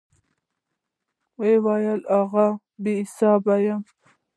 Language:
Pashto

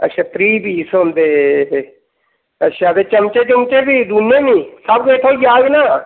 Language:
Dogri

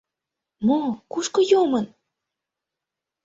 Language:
Mari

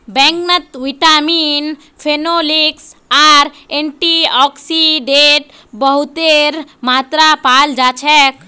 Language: Magahi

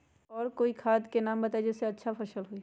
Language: Magahi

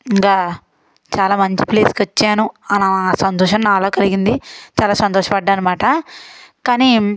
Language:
Telugu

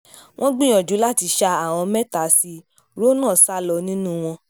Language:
Yoruba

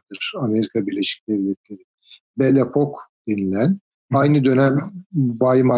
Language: Turkish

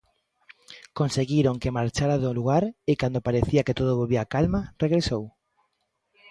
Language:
Galician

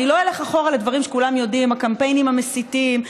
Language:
Hebrew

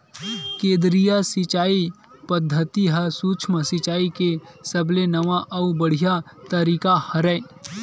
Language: Chhattisgarhi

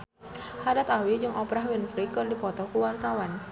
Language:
Sundanese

